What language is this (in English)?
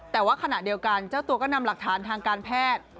Thai